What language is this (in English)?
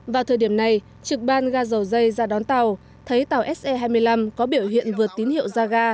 Vietnamese